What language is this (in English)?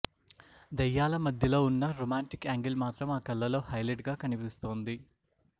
Telugu